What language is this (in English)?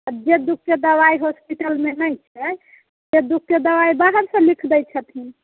Maithili